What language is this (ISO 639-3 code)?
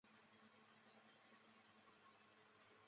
zho